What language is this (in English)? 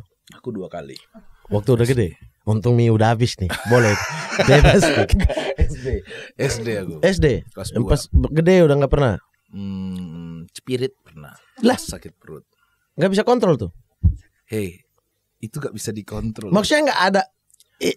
Indonesian